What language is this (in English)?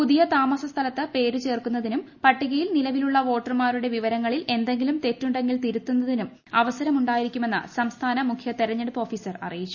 Malayalam